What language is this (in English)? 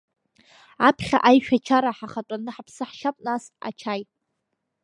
Abkhazian